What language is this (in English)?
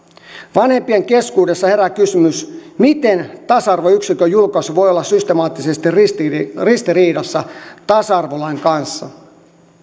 Finnish